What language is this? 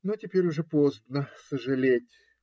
Russian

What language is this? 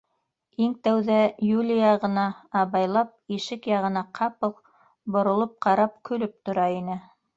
Bashkir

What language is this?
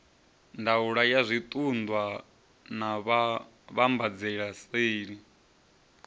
Venda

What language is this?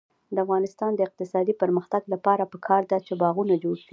Pashto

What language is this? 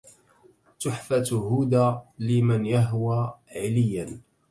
Arabic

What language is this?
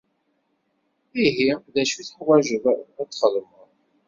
Kabyle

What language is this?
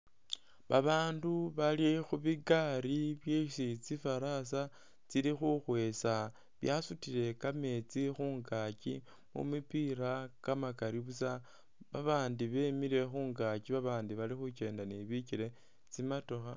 Masaaba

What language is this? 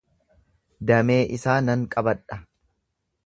Oromo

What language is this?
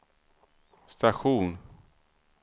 Swedish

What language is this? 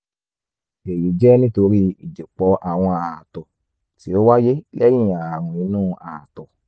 Yoruba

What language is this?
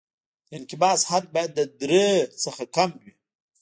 Pashto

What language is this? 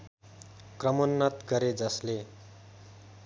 Nepali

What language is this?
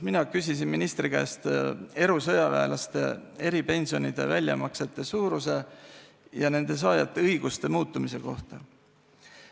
Estonian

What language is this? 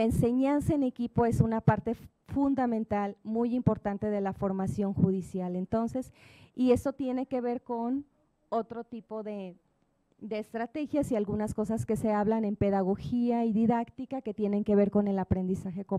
Spanish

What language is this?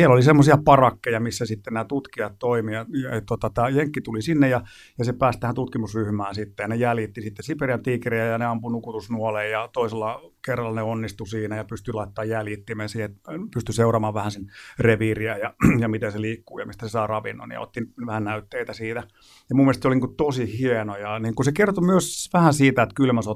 Finnish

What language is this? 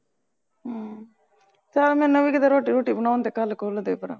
Punjabi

